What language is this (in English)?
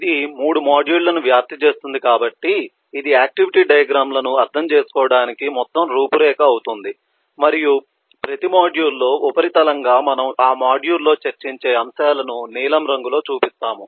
Telugu